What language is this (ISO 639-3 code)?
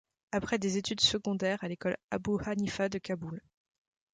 fra